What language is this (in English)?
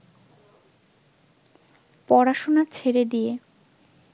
Bangla